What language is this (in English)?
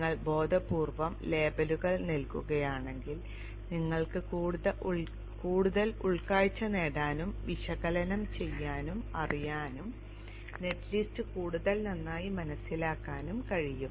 Malayalam